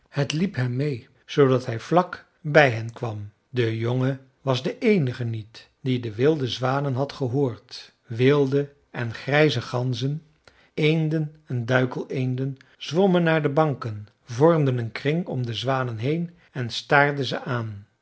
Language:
Dutch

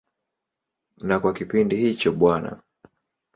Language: Swahili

